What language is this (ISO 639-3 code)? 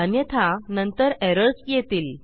mar